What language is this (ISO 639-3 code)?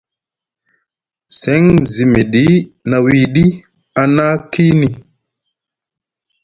mug